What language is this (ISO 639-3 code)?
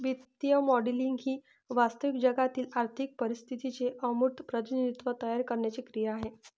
mar